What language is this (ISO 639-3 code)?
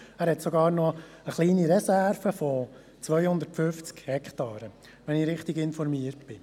gsw